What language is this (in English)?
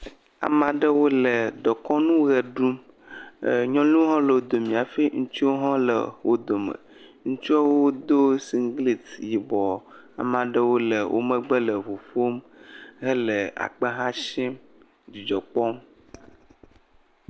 Ewe